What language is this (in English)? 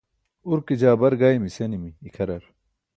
Burushaski